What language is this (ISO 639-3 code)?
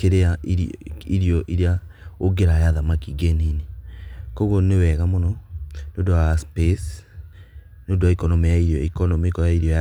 kik